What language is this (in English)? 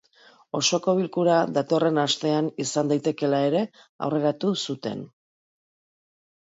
Basque